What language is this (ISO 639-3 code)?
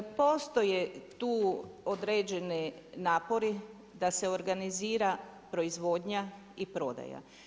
hrv